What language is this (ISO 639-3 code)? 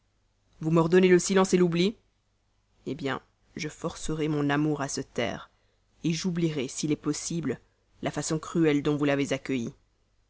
fra